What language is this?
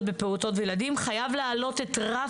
Hebrew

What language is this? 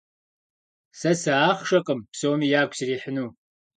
Kabardian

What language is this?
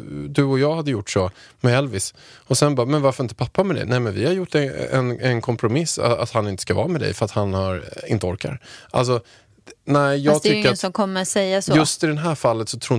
Swedish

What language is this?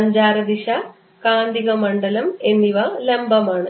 Malayalam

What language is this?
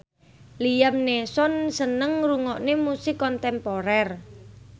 Javanese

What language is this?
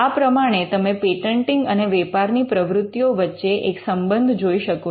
Gujarati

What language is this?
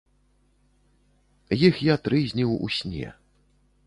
Belarusian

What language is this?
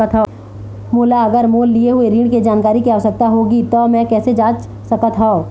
Chhattisgarhi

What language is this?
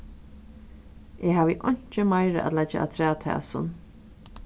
Faroese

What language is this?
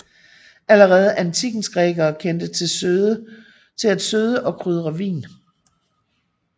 Danish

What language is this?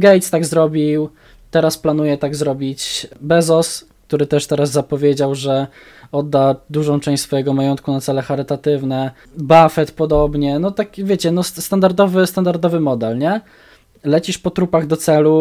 Polish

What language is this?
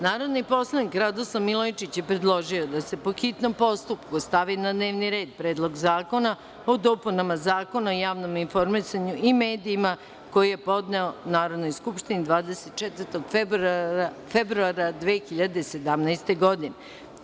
Serbian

